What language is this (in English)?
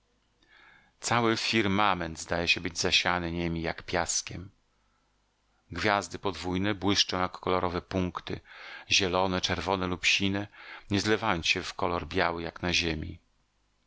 Polish